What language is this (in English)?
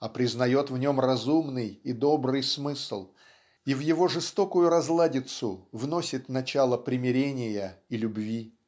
Russian